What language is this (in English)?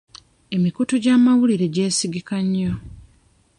Ganda